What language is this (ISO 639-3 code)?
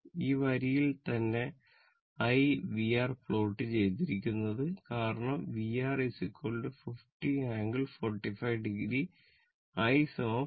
mal